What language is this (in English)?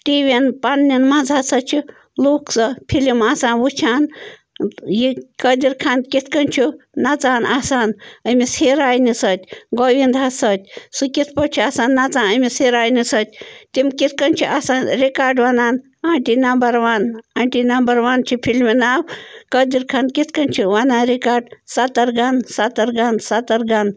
Kashmiri